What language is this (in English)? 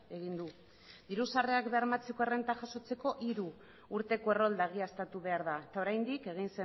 Basque